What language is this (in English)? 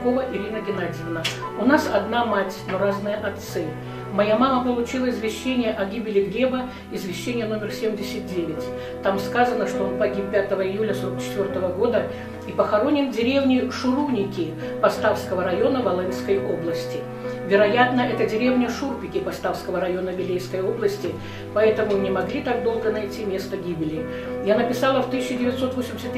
Russian